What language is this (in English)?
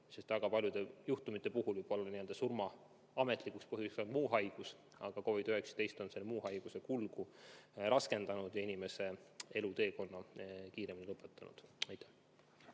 Estonian